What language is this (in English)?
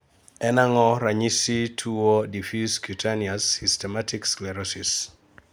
Luo (Kenya and Tanzania)